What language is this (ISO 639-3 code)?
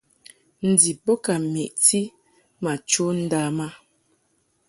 mhk